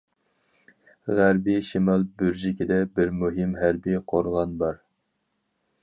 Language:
Uyghur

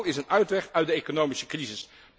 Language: Dutch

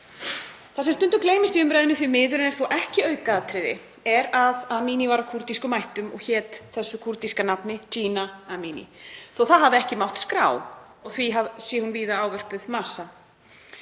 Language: Icelandic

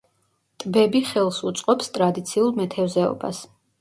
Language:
Georgian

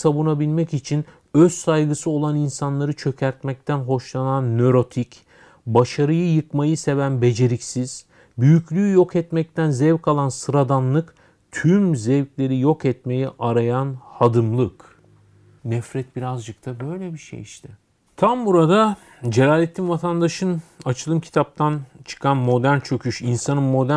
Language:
Turkish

